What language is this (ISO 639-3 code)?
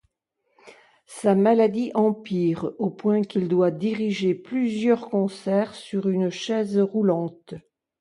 fra